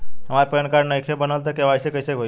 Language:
Bhojpuri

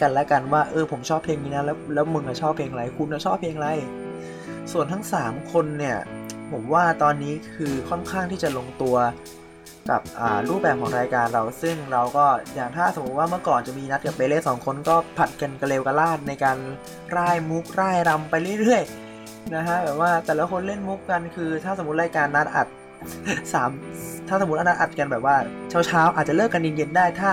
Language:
Thai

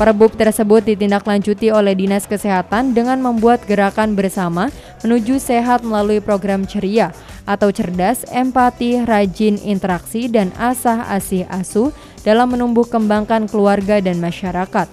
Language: Indonesian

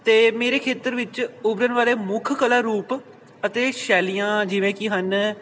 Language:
Punjabi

